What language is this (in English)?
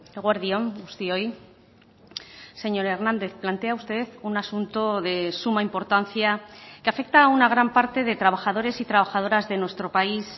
Spanish